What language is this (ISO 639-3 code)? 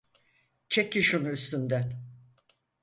tur